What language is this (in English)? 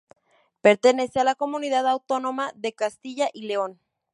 Spanish